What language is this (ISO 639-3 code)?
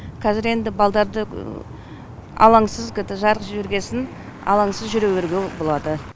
kaz